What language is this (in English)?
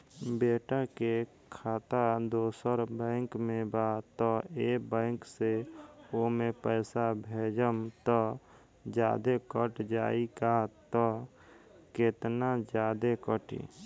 Bhojpuri